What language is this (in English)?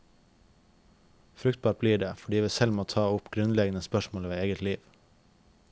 Norwegian